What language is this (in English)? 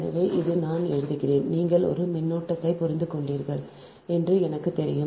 Tamil